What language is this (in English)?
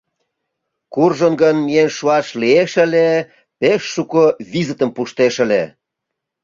Mari